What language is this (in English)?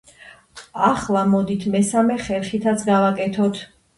Georgian